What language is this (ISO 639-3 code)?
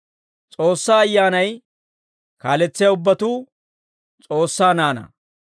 dwr